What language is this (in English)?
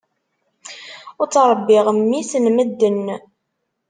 Kabyle